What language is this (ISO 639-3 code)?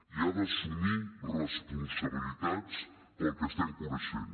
cat